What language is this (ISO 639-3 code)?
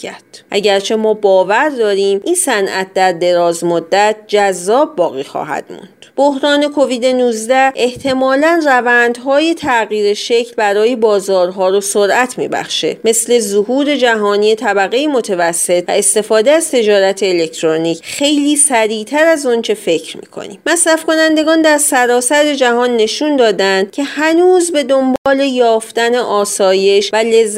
fas